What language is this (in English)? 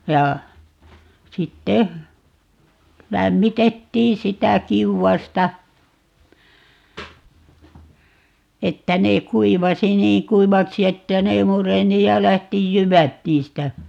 Finnish